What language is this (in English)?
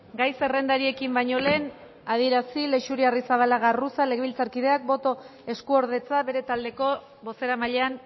Basque